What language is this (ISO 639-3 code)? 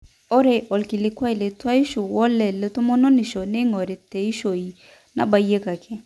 mas